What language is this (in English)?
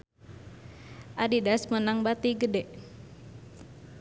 Sundanese